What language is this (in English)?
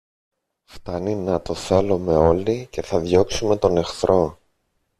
Greek